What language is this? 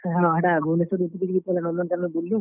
Odia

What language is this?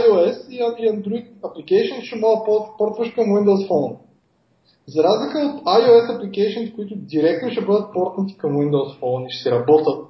Bulgarian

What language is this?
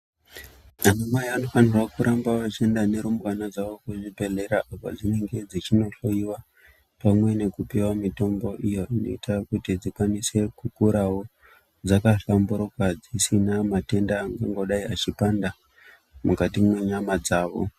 Ndau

